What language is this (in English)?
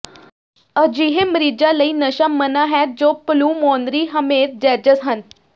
Punjabi